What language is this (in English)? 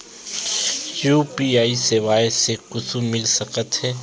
Chhattisgarhi